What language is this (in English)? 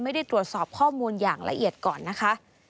Thai